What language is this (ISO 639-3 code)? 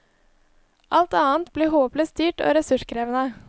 nor